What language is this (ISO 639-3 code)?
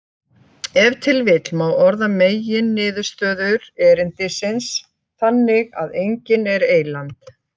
isl